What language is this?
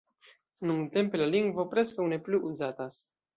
Esperanto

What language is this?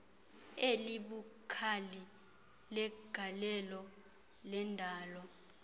Xhosa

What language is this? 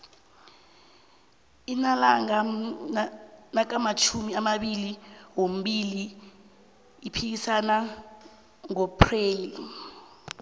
South Ndebele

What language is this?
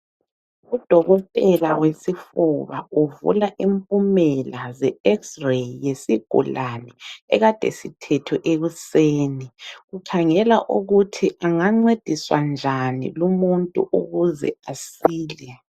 North Ndebele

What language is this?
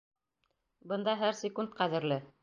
Bashkir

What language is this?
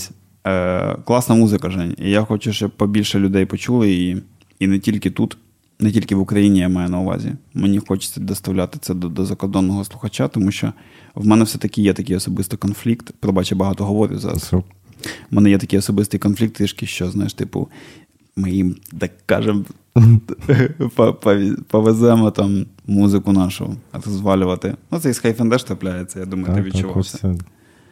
Ukrainian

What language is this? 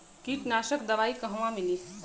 Bhojpuri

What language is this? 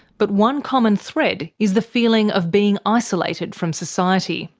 English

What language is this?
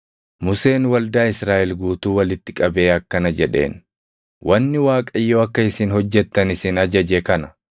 Oromo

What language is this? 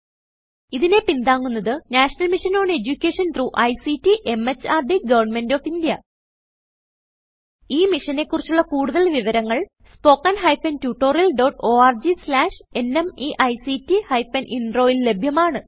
Malayalam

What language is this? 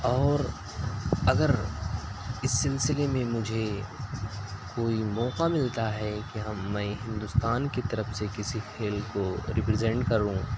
Urdu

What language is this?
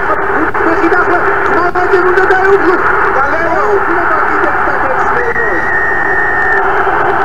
Romanian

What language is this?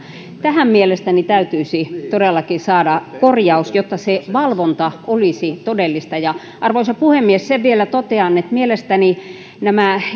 Finnish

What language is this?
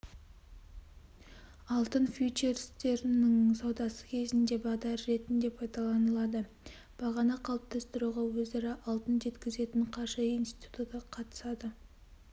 Kazakh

